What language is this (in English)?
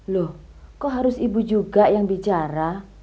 Indonesian